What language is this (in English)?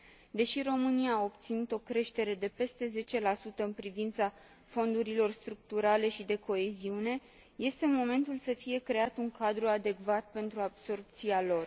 Romanian